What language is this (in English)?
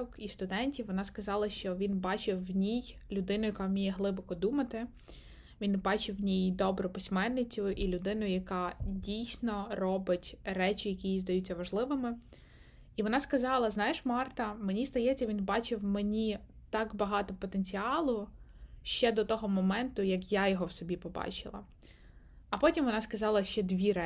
Ukrainian